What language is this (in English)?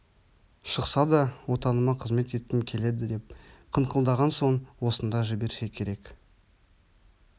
Kazakh